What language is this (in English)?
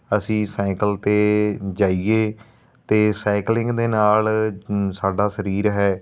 Punjabi